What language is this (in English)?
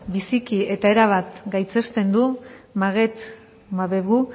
Basque